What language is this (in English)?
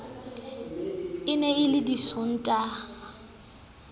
Southern Sotho